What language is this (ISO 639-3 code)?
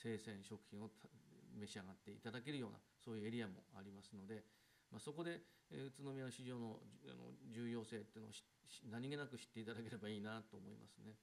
jpn